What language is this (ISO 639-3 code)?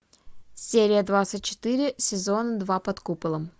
rus